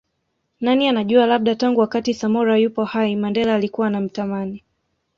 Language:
Swahili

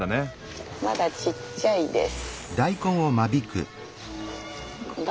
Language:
Japanese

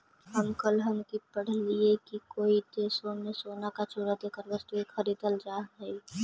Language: Magahi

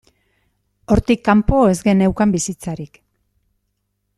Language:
Basque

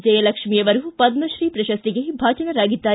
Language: Kannada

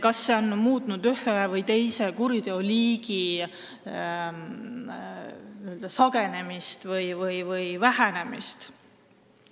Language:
Estonian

